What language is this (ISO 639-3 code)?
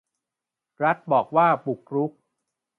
tha